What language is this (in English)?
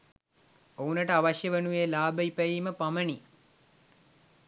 Sinhala